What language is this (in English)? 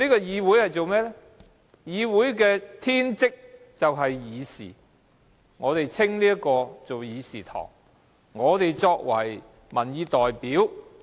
Cantonese